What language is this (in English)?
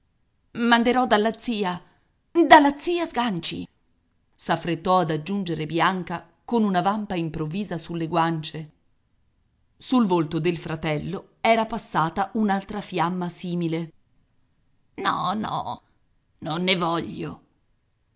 Italian